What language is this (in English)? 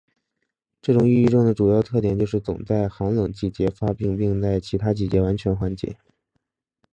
Chinese